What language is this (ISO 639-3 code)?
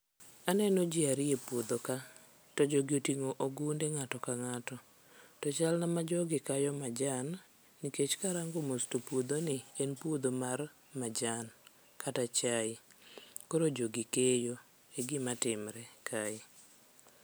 luo